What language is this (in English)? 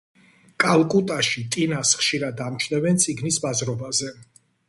Georgian